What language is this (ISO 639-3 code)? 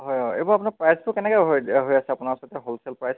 asm